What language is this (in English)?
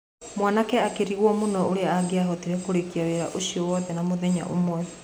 Kikuyu